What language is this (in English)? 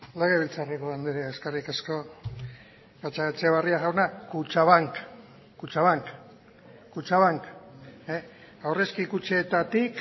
Basque